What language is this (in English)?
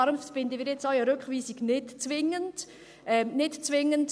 Swiss German